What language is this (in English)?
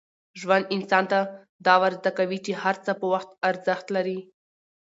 Pashto